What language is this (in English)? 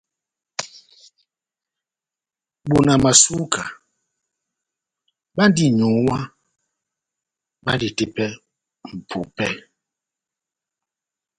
Batanga